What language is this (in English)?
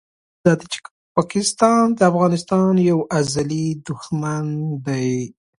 Pashto